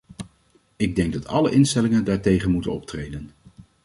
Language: Dutch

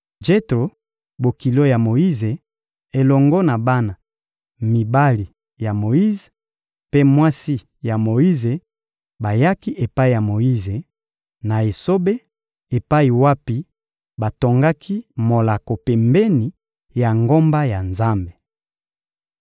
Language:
Lingala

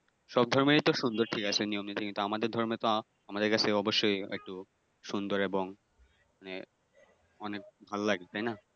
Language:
Bangla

